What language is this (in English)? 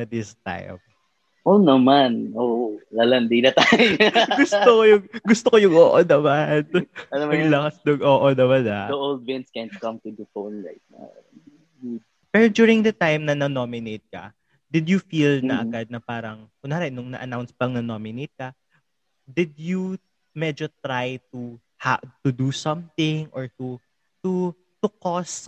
Filipino